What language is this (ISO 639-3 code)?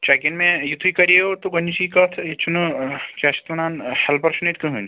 kas